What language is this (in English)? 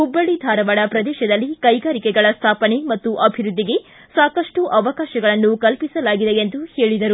Kannada